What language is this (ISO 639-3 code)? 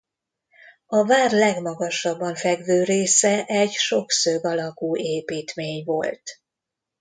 hun